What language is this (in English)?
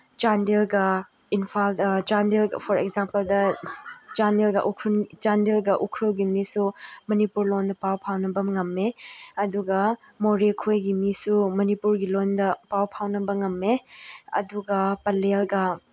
Manipuri